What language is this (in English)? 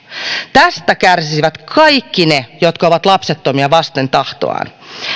Finnish